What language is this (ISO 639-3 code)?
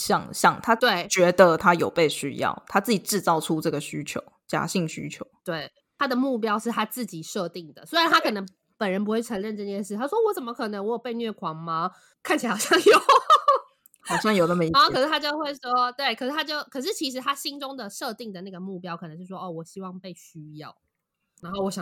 zho